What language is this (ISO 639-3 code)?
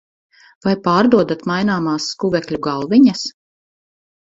lav